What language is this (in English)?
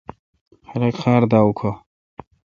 Kalkoti